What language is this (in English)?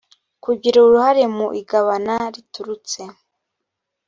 Kinyarwanda